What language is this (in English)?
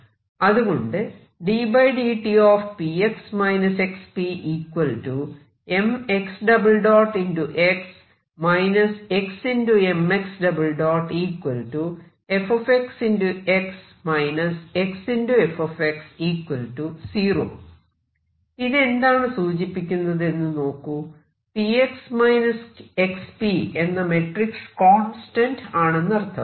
Malayalam